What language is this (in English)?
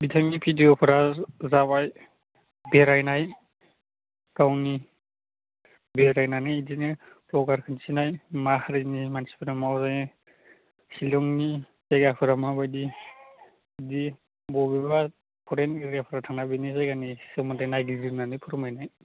Bodo